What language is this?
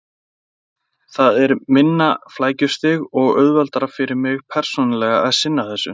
Icelandic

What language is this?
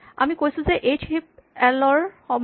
Assamese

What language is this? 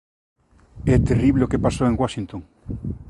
Galician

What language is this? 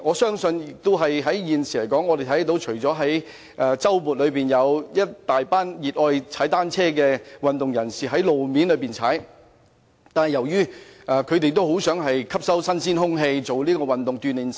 Cantonese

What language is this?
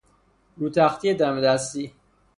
Persian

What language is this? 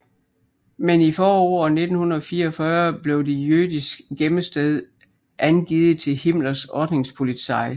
Danish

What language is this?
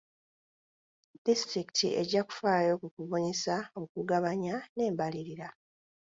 Ganda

